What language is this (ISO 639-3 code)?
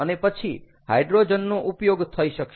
guj